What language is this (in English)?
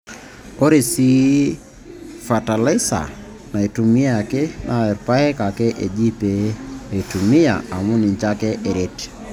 Masai